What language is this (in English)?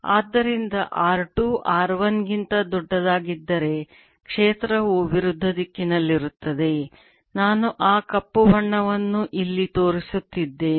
Kannada